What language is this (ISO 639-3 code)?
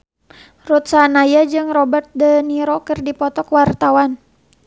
sun